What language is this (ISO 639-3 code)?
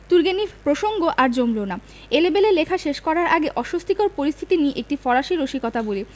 ben